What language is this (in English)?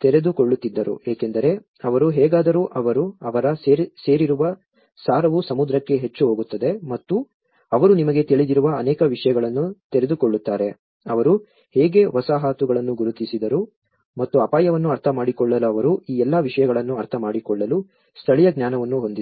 Kannada